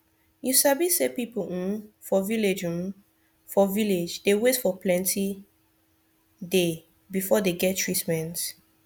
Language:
Nigerian Pidgin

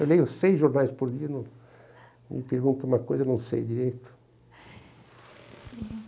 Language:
Portuguese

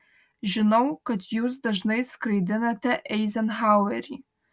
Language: Lithuanian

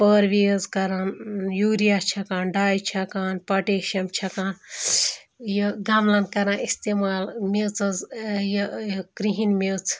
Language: Kashmiri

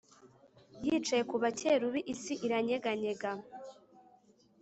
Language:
Kinyarwanda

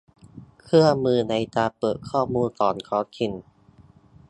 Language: Thai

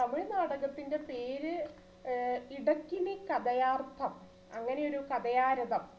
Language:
Malayalam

